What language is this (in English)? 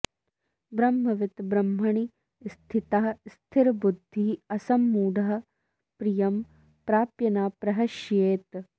Sanskrit